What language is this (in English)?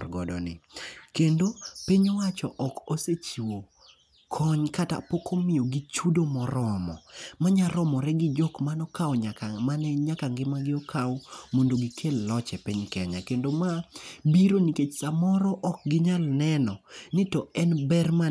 Luo (Kenya and Tanzania)